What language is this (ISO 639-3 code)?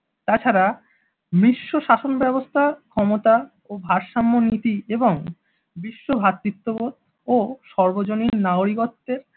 ben